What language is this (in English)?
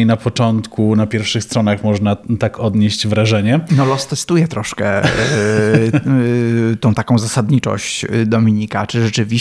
Polish